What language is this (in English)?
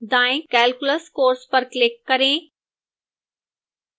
Hindi